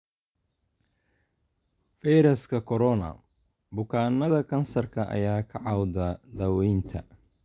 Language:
Somali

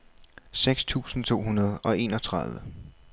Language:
Danish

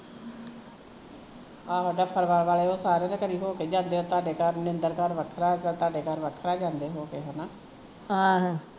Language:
Punjabi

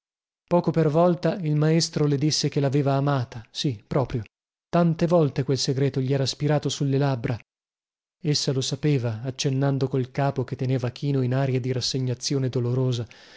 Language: Italian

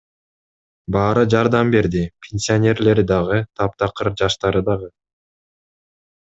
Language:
Kyrgyz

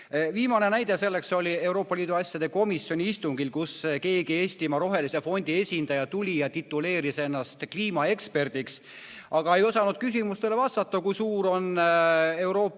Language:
Estonian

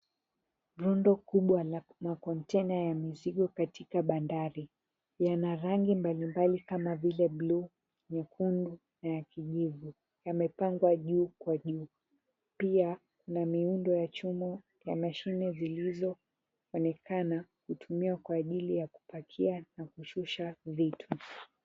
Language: Swahili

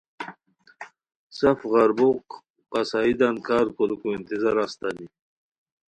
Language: Khowar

